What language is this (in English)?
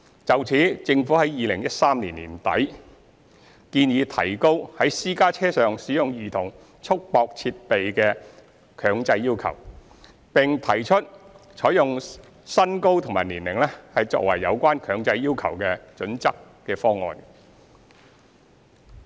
Cantonese